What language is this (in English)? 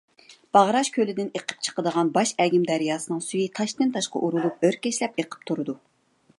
Uyghur